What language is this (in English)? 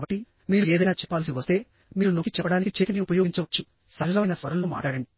Telugu